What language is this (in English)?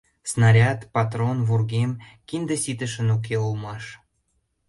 Mari